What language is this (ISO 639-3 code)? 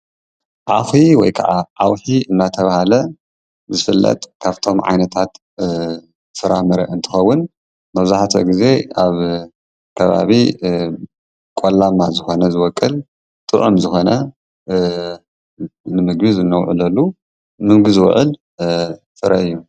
tir